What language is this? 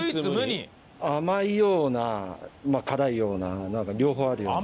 Japanese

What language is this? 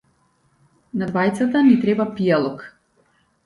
Macedonian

